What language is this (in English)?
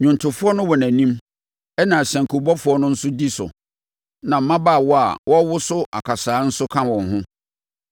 Akan